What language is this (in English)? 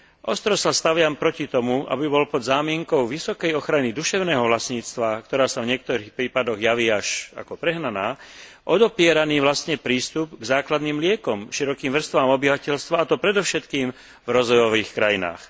Slovak